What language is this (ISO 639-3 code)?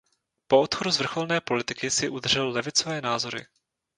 ces